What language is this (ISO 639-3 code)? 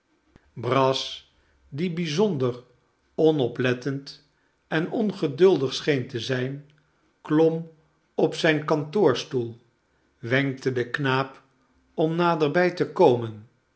nld